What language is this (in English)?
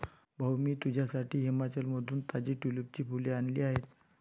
Marathi